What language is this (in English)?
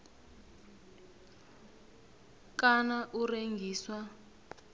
South Ndebele